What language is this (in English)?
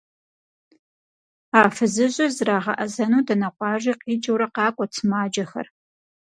Kabardian